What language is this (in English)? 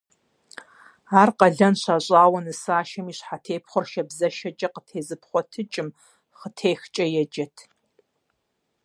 Kabardian